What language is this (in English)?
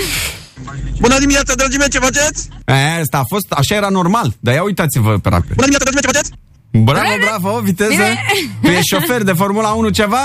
Romanian